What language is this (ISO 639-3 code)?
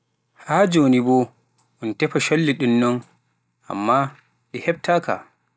fuf